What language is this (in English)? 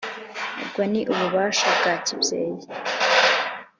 Kinyarwanda